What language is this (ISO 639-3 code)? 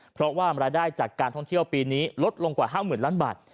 tha